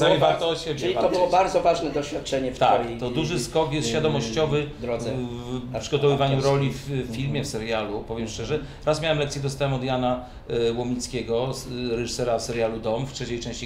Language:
Polish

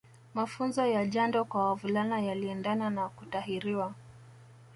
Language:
Swahili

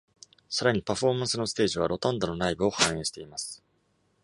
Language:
Japanese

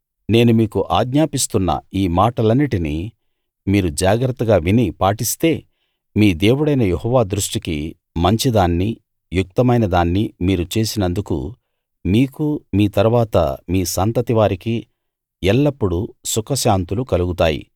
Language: Telugu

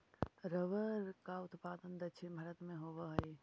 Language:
Magahi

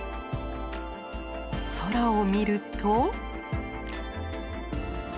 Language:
Japanese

